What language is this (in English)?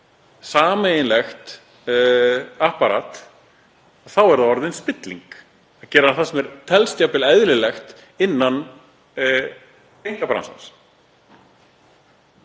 Icelandic